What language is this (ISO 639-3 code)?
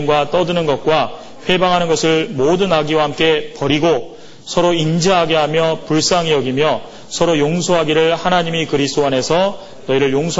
kor